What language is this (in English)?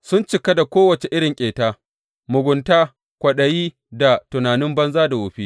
Hausa